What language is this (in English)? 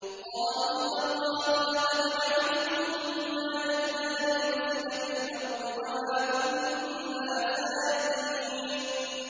Arabic